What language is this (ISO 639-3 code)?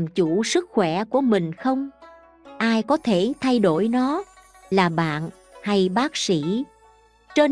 vie